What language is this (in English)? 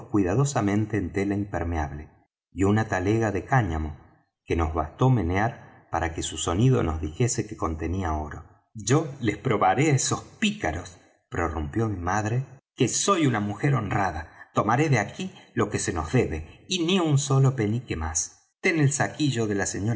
Spanish